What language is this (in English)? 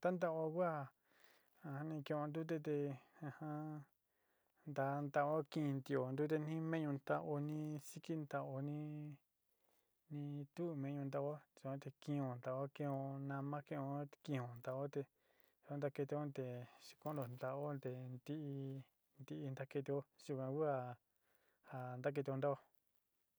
Sinicahua Mixtec